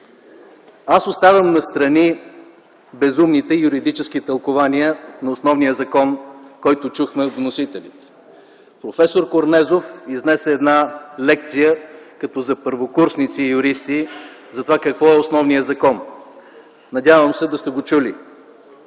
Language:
Bulgarian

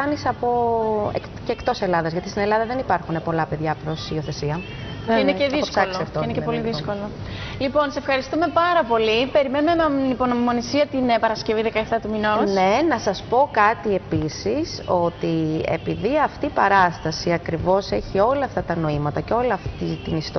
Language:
Greek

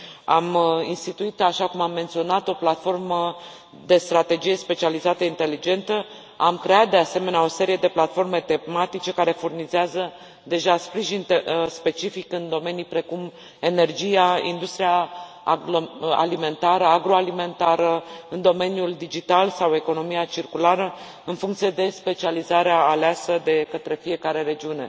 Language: Romanian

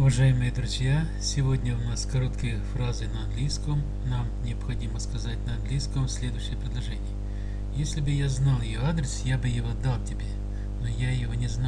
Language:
Russian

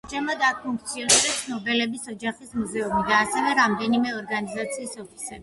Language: Georgian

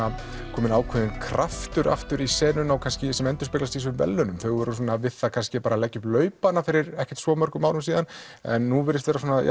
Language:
Icelandic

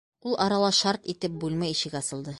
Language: Bashkir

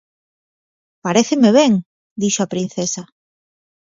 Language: Galician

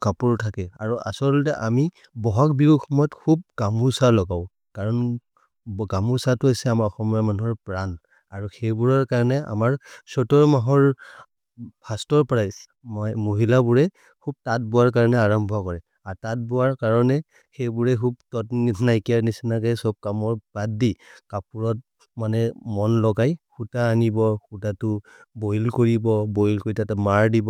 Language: Maria (India)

